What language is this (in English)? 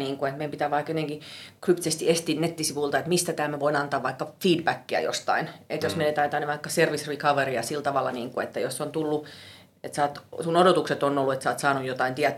Finnish